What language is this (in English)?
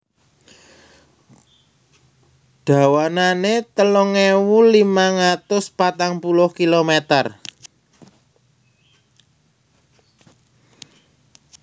Javanese